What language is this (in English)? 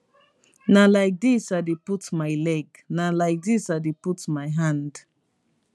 Nigerian Pidgin